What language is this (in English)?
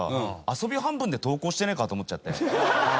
Japanese